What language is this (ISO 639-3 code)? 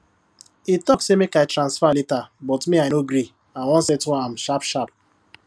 pcm